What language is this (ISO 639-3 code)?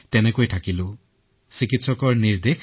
asm